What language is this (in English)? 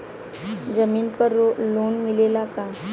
Bhojpuri